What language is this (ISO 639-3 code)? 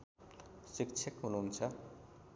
nep